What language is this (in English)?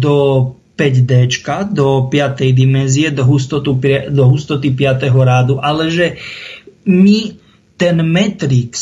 Czech